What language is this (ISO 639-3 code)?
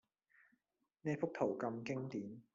yue